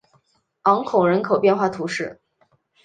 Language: Chinese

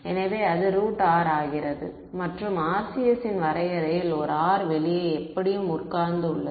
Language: Tamil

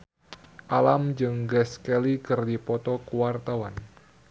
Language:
Sundanese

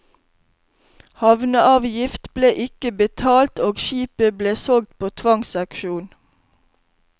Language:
Norwegian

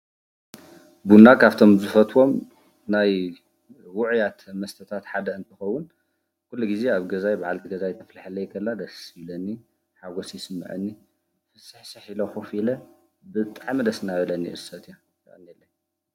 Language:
Tigrinya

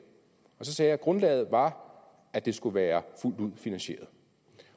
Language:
Danish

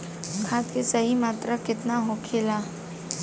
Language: Bhojpuri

